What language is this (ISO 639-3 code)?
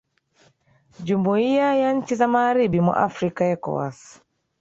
swa